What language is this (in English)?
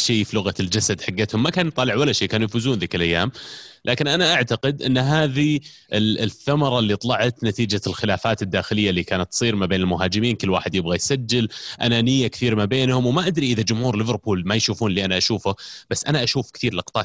Arabic